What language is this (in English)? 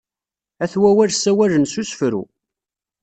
Kabyle